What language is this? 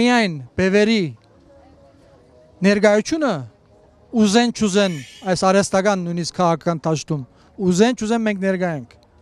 Turkish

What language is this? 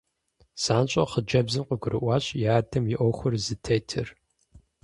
Kabardian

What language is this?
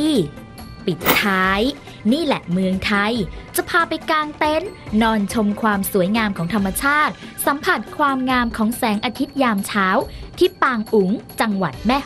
Thai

